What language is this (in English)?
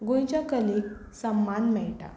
Konkani